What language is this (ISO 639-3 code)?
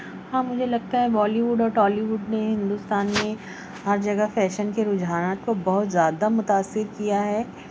urd